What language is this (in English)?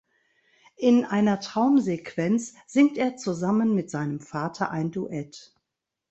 German